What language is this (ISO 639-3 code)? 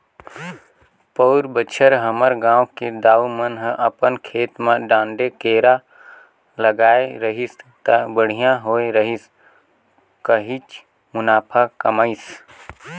hne